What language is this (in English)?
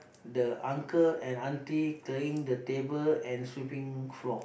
English